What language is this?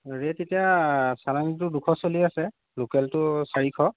Assamese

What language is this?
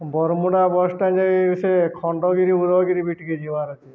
Odia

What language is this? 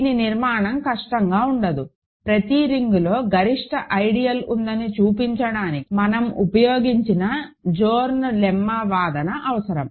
Telugu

